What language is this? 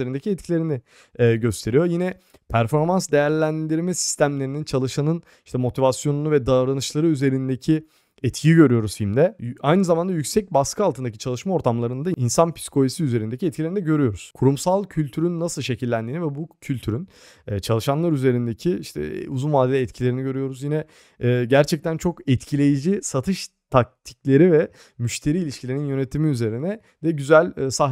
Turkish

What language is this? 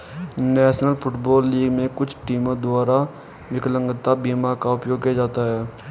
Hindi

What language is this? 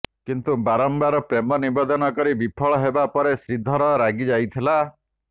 Odia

